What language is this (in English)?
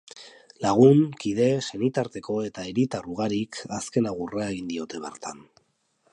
Basque